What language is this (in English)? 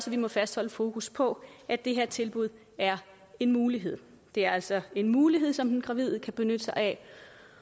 Danish